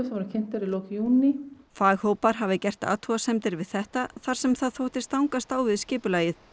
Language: Icelandic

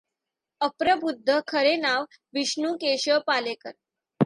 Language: Marathi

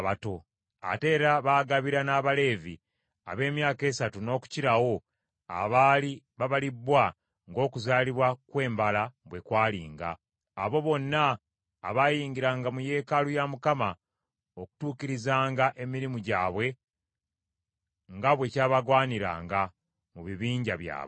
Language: Ganda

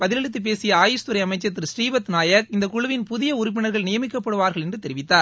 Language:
Tamil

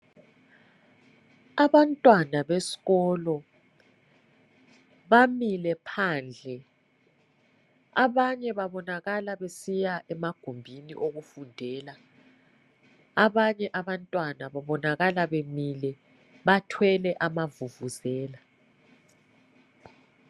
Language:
North Ndebele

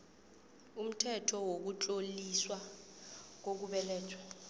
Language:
South Ndebele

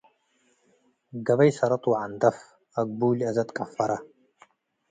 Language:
Tigre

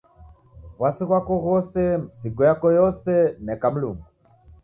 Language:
Taita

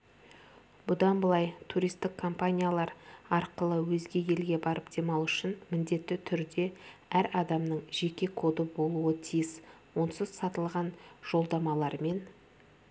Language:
Kazakh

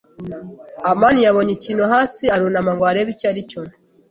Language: Kinyarwanda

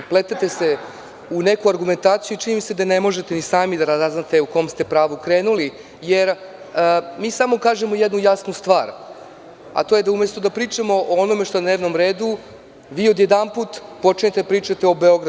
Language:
Serbian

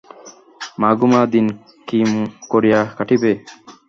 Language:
Bangla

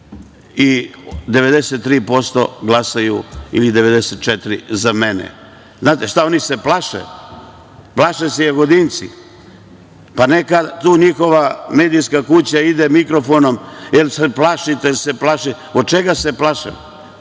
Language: Serbian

